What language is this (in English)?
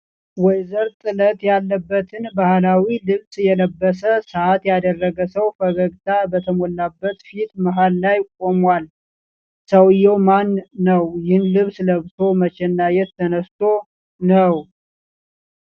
Amharic